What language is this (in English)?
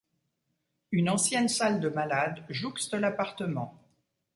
French